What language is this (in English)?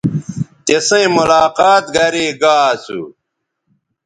Bateri